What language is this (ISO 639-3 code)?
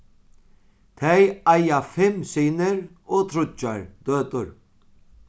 fao